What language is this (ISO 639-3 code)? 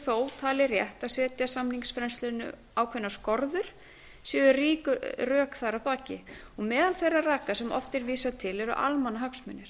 isl